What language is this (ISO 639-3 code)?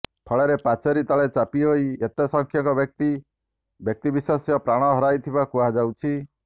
ori